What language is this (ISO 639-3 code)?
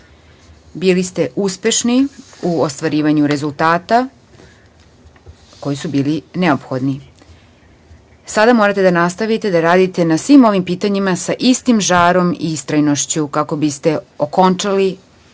srp